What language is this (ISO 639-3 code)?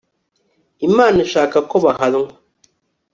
kin